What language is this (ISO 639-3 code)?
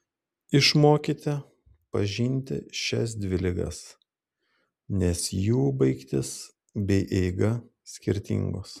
lit